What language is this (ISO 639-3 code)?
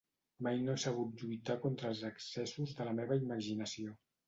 cat